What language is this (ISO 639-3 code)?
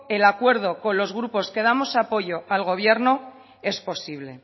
spa